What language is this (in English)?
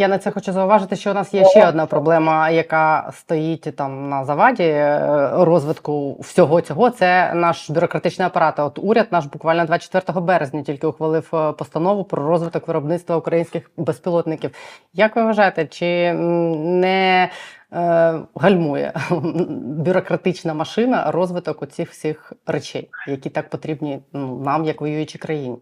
Ukrainian